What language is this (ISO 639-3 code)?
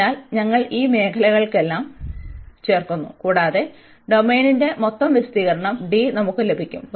mal